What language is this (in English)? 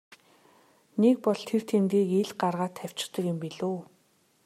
Mongolian